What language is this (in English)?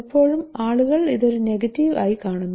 Malayalam